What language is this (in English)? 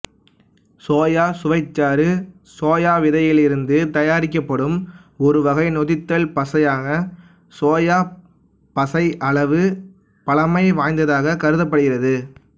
Tamil